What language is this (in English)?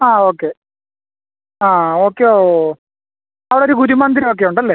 Malayalam